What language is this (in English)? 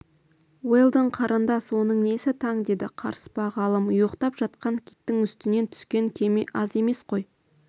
Kazakh